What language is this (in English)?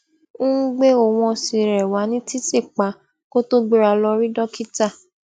Yoruba